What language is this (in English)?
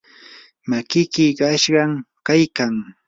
Yanahuanca Pasco Quechua